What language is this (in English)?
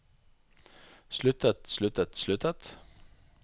Norwegian